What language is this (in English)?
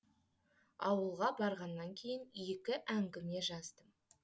Kazakh